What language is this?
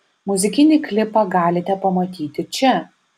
Lithuanian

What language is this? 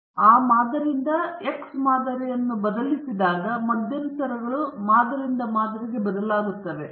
Kannada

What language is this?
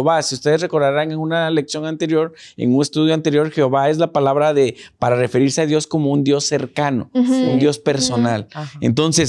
Spanish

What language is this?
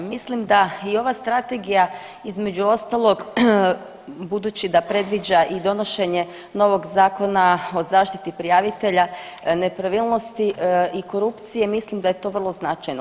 Croatian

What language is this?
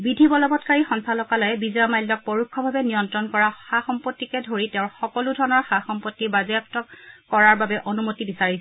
Assamese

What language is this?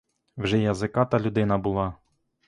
Ukrainian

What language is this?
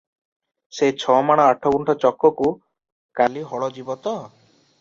Odia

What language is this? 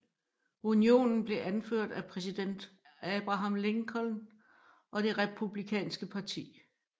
Danish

